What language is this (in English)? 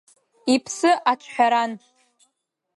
Abkhazian